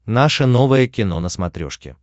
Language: Russian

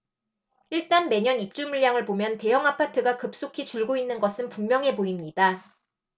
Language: Korean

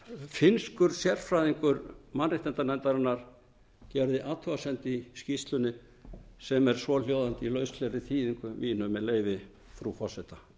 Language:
Icelandic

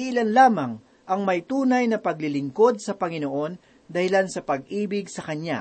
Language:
Filipino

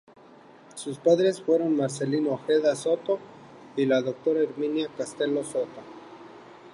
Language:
Spanish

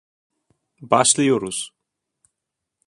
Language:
Turkish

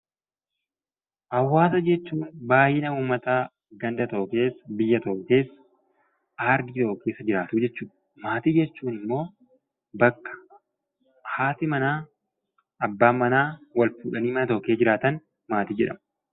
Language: Oromo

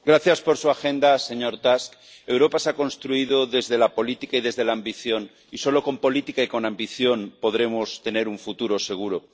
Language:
Spanish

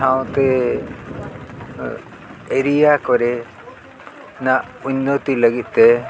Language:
Santali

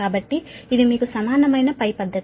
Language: Telugu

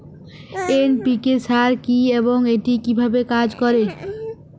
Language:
Bangla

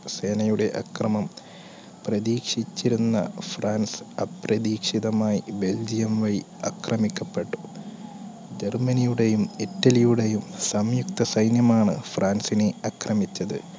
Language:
Malayalam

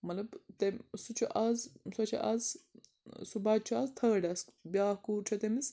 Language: Kashmiri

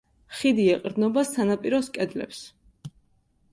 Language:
Georgian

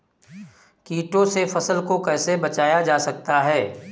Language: Hindi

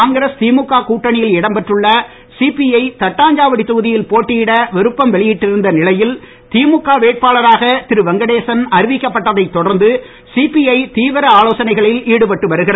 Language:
Tamil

